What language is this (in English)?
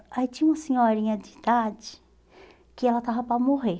Portuguese